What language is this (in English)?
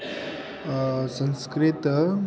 Sanskrit